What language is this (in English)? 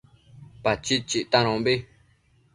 Matsés